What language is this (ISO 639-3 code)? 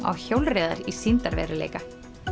isl